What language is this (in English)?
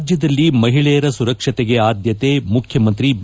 Kannada